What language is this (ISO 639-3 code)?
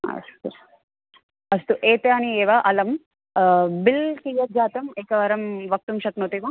san